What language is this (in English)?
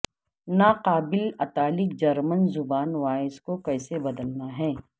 Urdu